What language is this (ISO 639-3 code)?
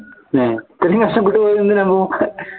mal